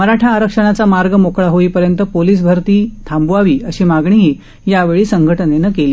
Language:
Marathi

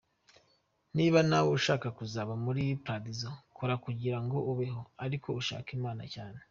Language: Kinyarwanda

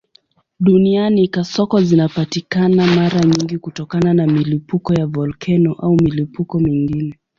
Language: Swahili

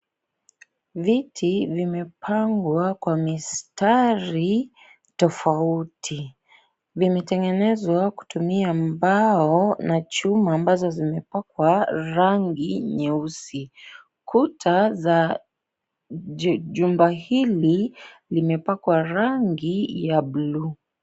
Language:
Swahili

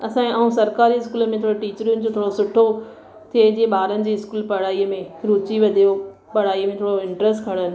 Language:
Sindhi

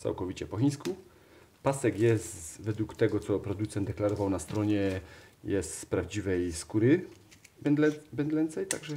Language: Polish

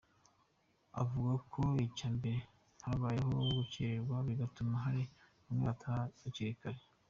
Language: Kinyarwanda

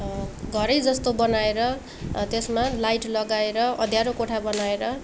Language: Nepali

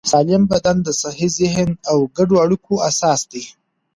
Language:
Pashto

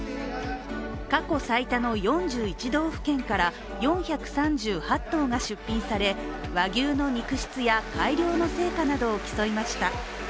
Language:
Japanese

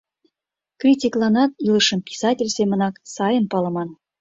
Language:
Mari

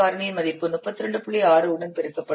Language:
Tamil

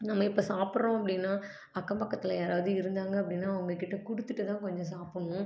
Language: Tamil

